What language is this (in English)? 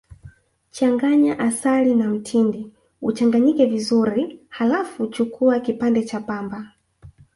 Swahili